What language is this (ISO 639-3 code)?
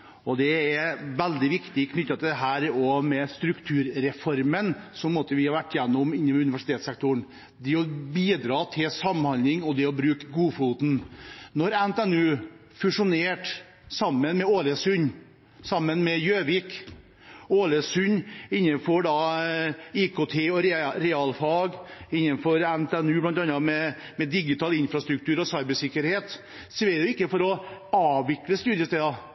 nob